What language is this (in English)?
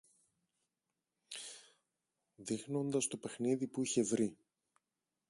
Greek